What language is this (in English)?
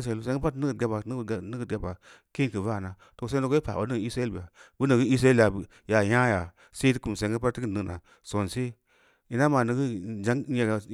Samba Leko